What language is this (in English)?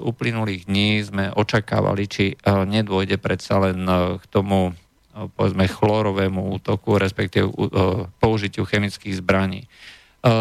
Slovak